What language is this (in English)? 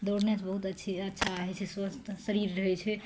Maithili